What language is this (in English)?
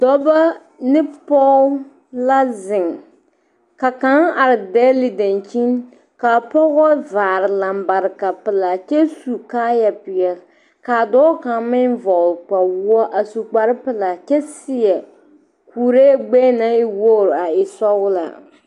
Southern Dagaare